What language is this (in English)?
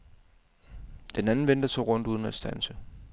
Danish